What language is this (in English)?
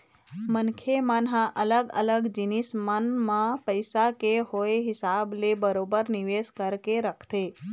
Chhattisgarhi